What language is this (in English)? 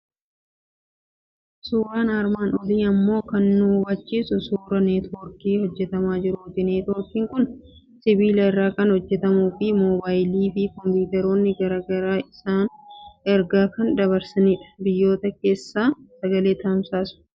Oromo